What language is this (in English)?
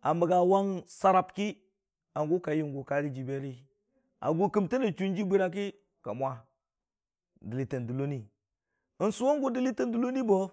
Dijim-Bwilim